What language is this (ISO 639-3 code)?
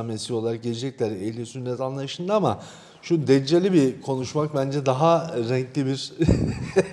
tur